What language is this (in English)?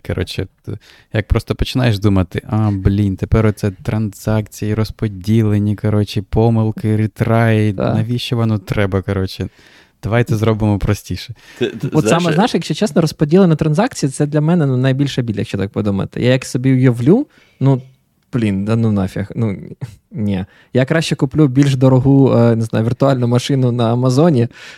Ukrainian